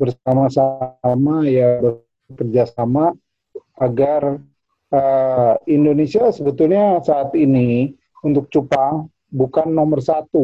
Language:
Indonesian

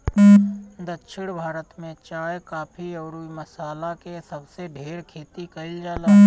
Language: Bhojpuri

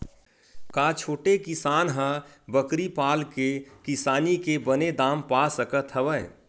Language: Chhattisgarhi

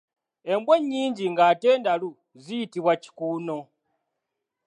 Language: Ganda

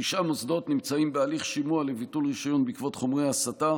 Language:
Hebrew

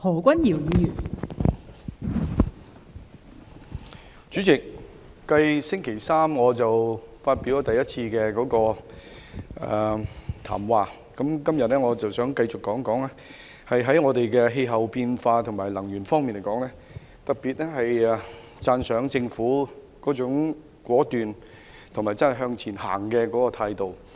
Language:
Cantonese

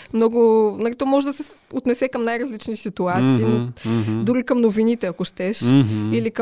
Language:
Bulgarian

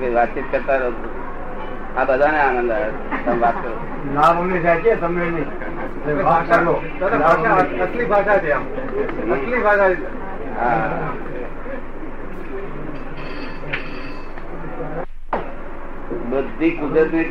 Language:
Gujarati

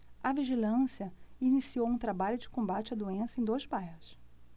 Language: Portuguese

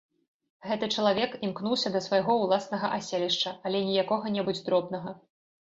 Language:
Belarusian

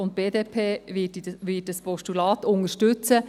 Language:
Swiss German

